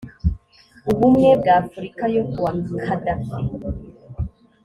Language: Kinyarwanda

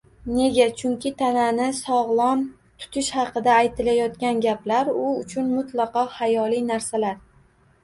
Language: Uzbek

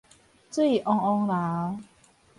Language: Min Nan Chinese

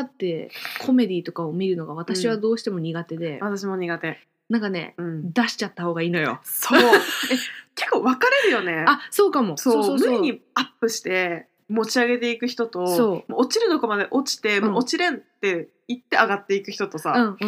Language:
Japanese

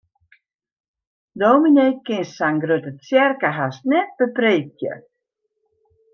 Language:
Western Frisian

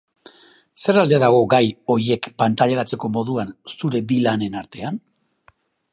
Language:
Basque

